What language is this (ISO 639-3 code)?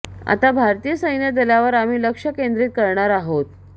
mar